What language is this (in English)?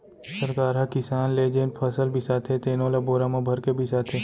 Chhattisgarhi